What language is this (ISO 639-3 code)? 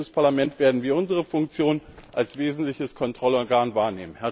deu